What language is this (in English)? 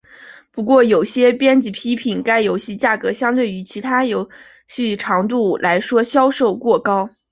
Chinese